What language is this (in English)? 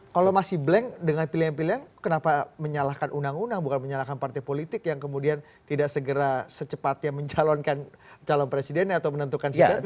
Indonesian